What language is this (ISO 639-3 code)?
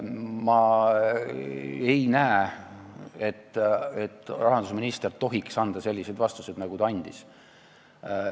est